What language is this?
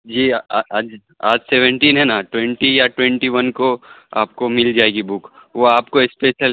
Urdu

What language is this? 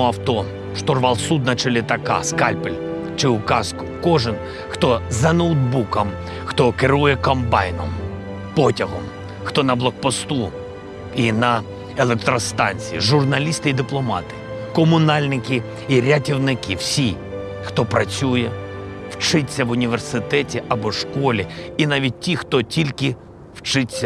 Latvian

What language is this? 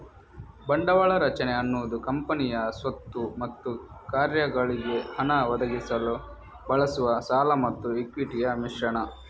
Kannada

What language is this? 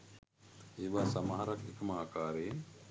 Sinhala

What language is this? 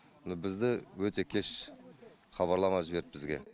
Kazakh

